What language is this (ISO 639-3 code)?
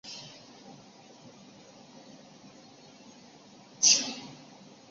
zho